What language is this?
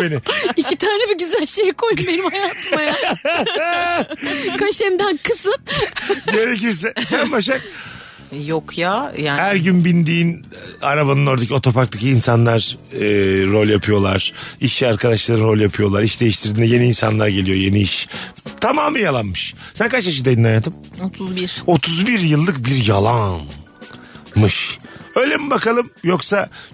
Turkish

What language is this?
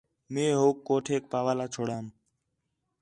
Khetrani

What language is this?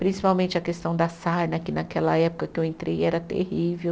Portuguese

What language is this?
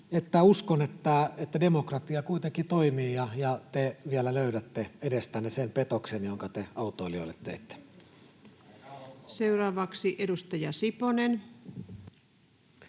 Finnish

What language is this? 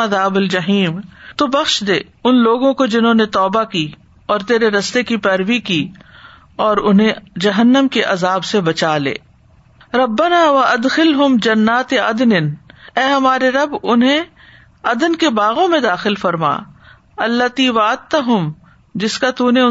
Urdu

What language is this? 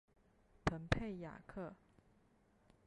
Chinese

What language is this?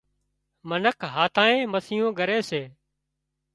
Wadiyara Koli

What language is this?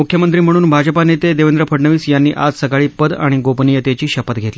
Marathi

